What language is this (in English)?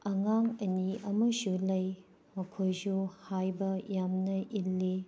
Manipuri